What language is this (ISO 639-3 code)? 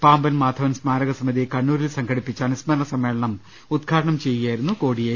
mal